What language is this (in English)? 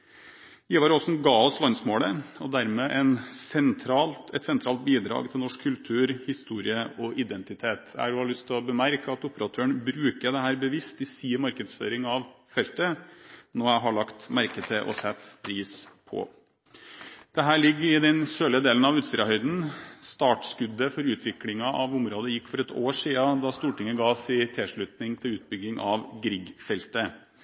Norwegian Bokmål